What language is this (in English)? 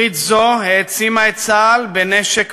Hebrew